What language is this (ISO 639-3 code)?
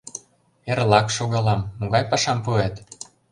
chm